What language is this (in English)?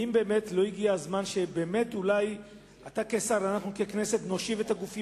Hebrew